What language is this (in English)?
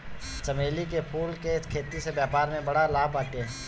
Bhojpuri